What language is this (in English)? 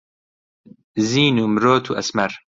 Central Kurdish